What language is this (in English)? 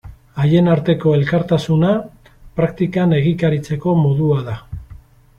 Basque